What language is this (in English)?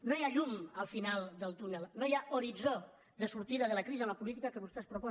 Catalan